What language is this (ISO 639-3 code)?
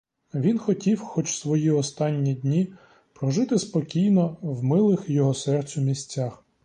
ukr